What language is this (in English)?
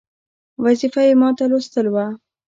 Pashto